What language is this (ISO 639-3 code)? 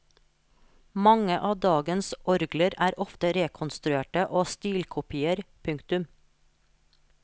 nor